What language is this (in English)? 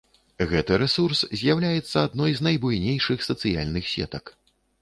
Belarusian